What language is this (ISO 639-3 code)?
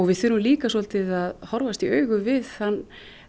isl